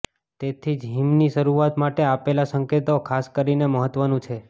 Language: Gujarati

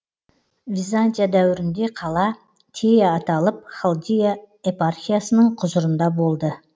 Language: Kazakh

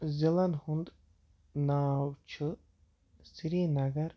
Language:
Kashmiri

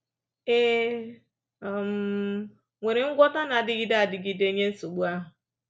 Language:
Igbo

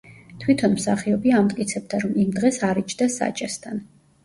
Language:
Georgian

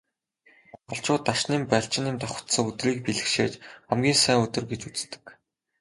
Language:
Mongolian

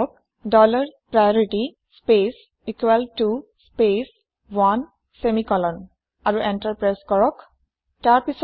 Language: Assamese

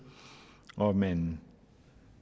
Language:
Danish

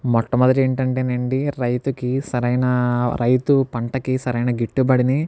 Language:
Telugu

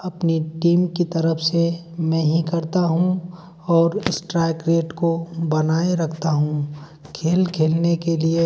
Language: Hindi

